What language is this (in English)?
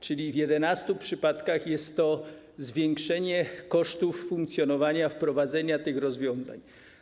Polish